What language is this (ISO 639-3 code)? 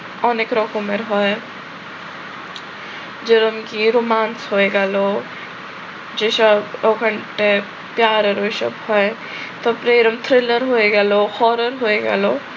ben